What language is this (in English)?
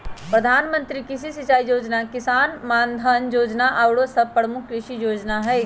Magahi